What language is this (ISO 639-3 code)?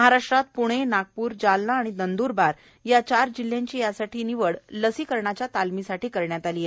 mar